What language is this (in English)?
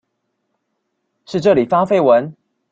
Chinese